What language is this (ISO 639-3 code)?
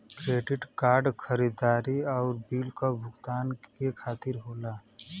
bho